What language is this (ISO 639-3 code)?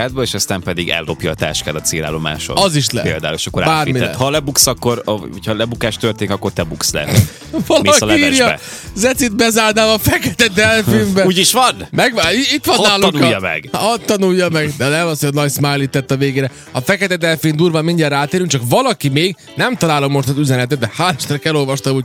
hun